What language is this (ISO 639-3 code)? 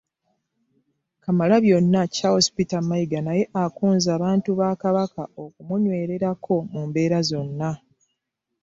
lug